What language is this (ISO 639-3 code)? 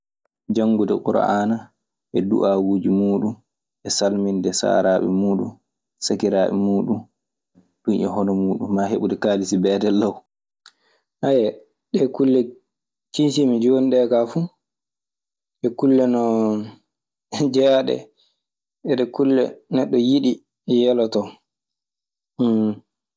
ffm